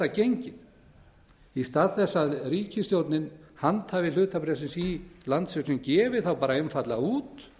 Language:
Icelandic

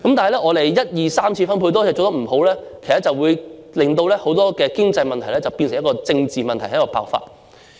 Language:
Cantonese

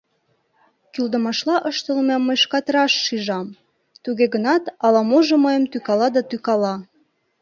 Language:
Mari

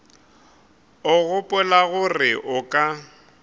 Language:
Northern Sotho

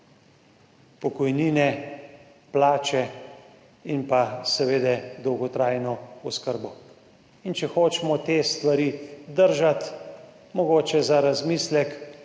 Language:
Slovenian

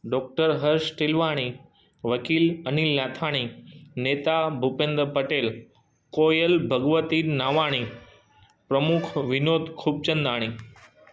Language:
Sindhi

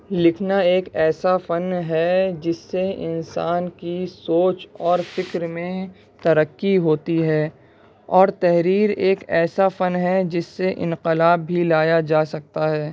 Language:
Urdu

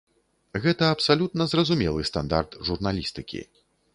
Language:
Belarusian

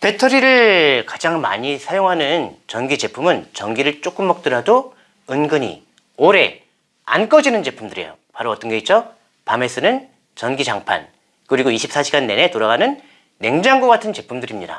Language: Korean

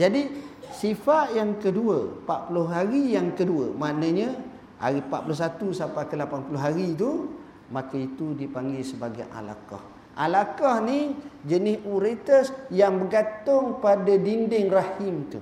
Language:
Malay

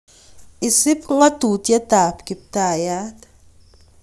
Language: Kalenjin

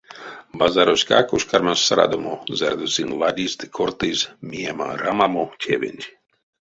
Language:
Erzya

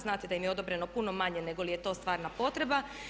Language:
Croatian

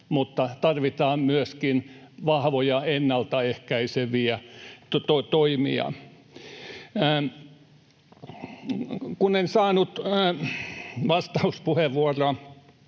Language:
Finnish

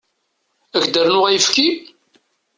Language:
Kabyle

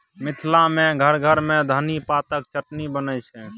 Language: Maithili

